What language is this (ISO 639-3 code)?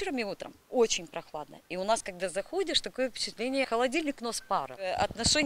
ron